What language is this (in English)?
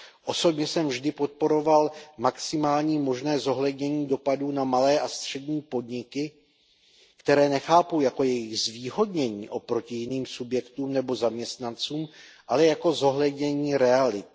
Czech